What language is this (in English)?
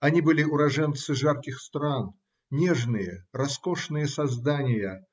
Russian